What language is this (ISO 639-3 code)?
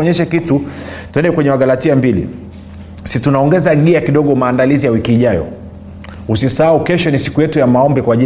swa